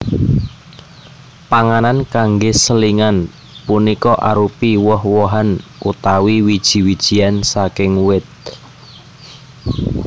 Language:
Javanese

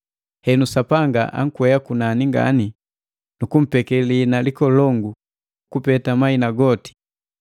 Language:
Matengo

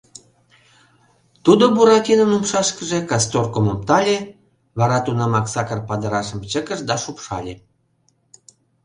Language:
Mari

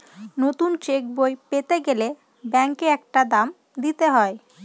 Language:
Bangla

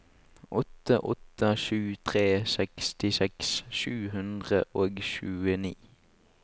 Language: Norwegian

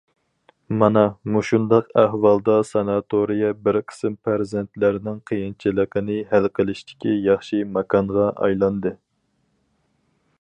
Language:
Uyghur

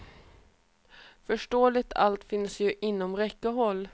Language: Swedish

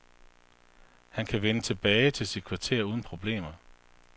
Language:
Danish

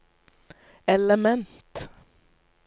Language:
Norwegian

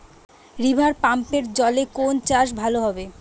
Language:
Bangla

